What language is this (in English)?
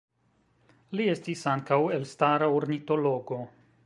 Esperanto